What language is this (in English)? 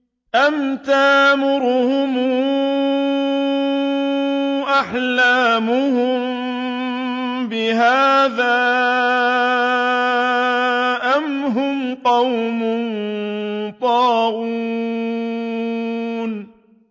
Arabic